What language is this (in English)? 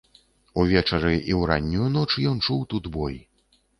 Belarusian